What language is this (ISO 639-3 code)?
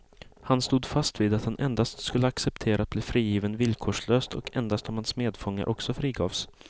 swe